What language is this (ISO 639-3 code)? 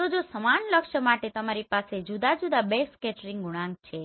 guj